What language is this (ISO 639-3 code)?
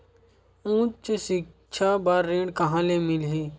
hne